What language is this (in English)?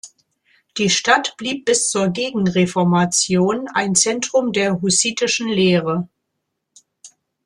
German